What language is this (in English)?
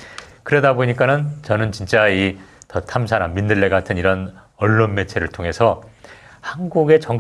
Korean